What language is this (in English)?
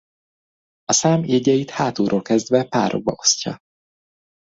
Hungarian